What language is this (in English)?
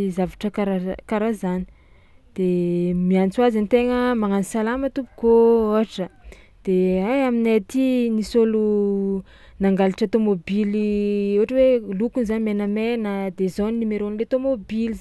Tsimihety Malagasy